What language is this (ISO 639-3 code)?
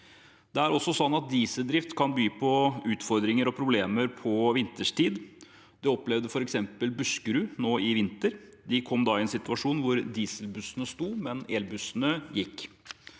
nor